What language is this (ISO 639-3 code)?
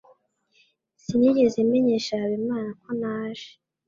kin